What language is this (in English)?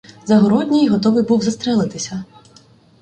Ukrainian